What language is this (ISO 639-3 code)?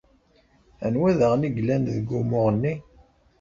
kab